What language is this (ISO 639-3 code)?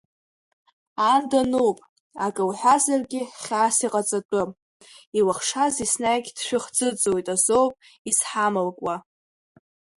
abk